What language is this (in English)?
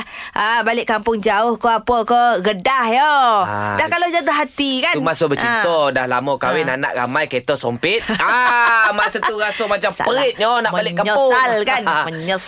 Malay